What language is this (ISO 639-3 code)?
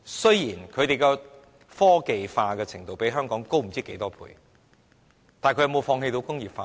yue